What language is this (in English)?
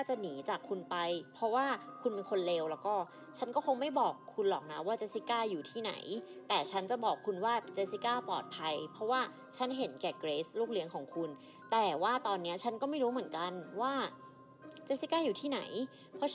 Thai